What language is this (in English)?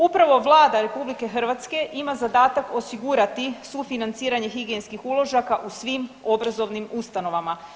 Croatian